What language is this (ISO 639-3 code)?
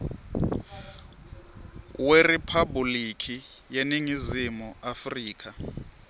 ssw